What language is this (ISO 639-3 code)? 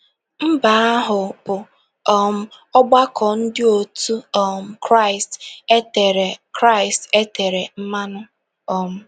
ibo